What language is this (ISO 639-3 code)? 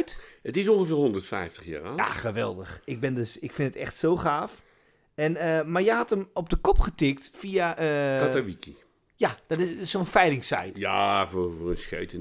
nld